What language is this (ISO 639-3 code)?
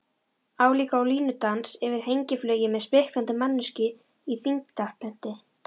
isl